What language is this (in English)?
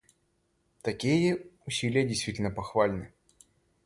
Russian